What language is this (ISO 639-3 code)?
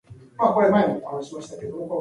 eng